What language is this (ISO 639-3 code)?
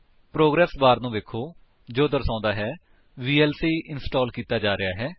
pan